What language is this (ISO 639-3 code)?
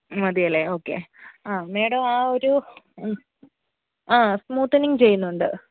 mal